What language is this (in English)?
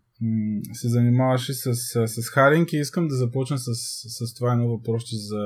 Bulgarian